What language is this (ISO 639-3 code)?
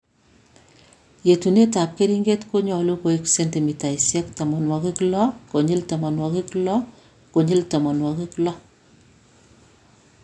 kln